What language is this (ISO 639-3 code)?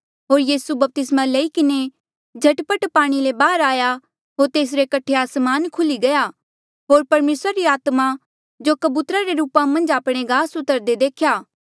mjl